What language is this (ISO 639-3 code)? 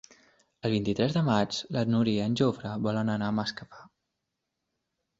cat